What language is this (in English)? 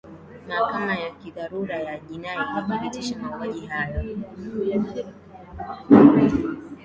Swahili